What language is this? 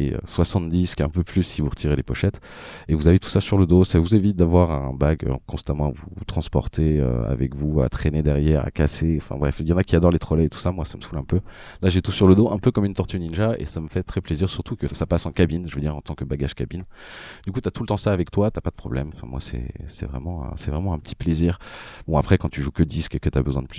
French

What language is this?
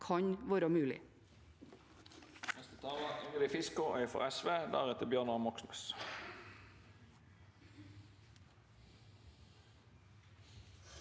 Norwegian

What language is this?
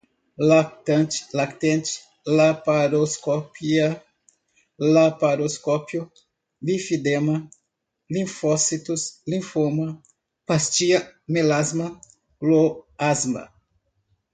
Portuguese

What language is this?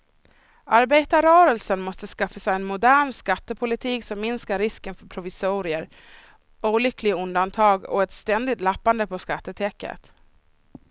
Swedish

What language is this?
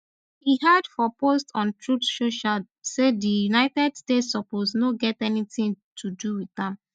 Nigerian Pidgin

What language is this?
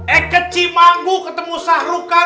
Indonesian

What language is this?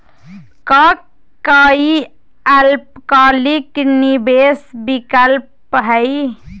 Magahi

